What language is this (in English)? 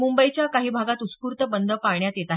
Marathi